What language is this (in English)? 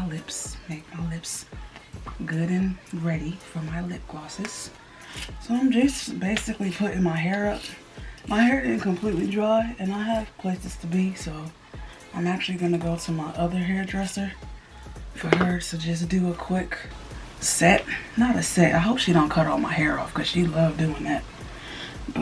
English